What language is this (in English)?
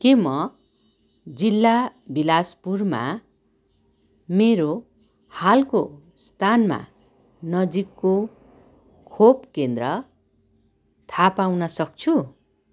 Nepali